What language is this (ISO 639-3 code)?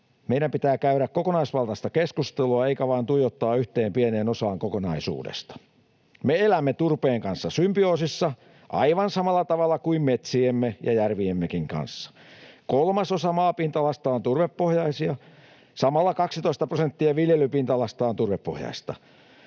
fin